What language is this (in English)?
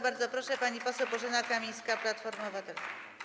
Polish